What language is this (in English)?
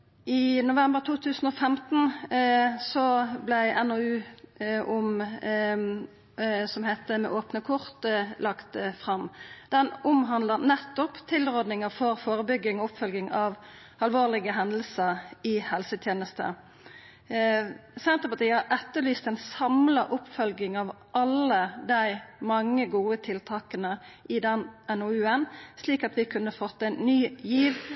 Norwegian Nynorsk